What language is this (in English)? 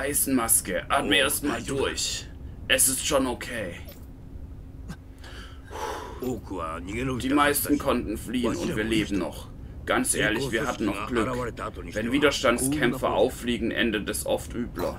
German